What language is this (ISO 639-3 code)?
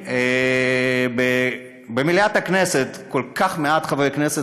heb